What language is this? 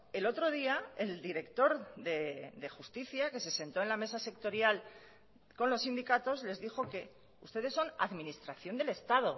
Spanish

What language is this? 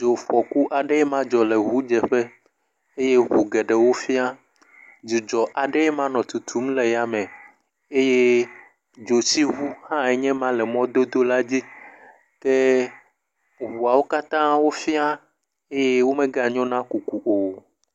Ewe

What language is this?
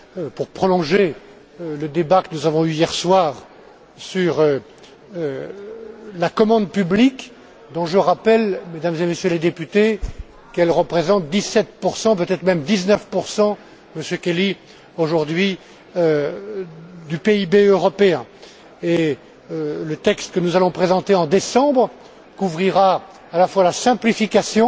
French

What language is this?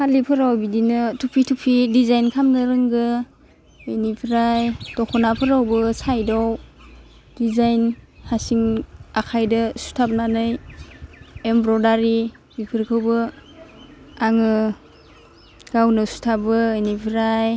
Bodo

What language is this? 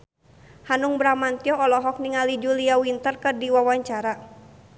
Sundanese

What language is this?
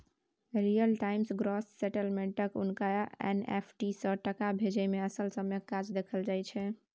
Maithili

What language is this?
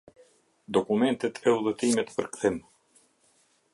Albanian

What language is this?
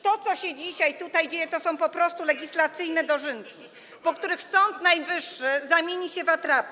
Polish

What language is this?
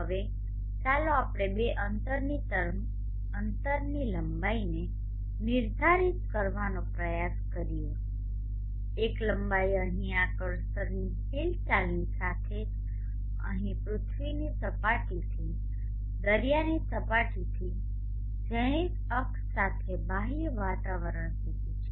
Gujarati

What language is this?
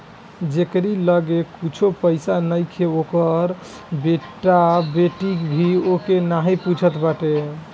Bhojpuri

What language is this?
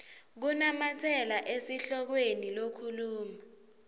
Swati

